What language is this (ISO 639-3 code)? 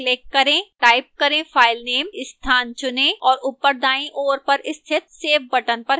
hin